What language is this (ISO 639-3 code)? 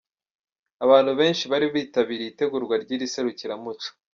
kin